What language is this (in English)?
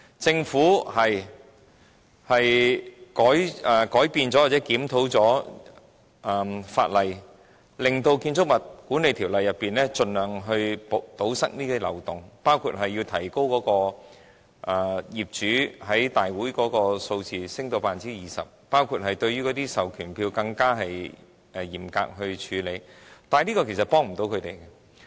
Cantonese